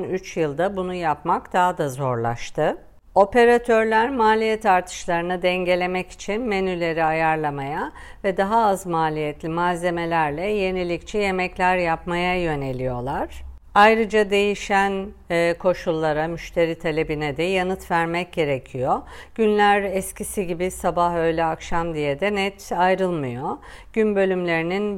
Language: Turkish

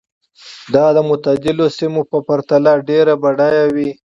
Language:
Pashto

